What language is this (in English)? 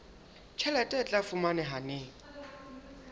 Southern Sotho